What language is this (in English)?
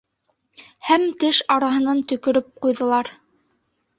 Bashkir